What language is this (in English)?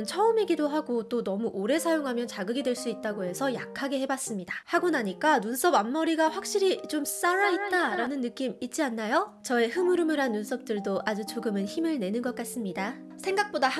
Korean